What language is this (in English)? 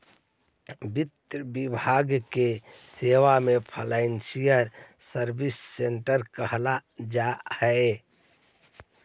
Magahi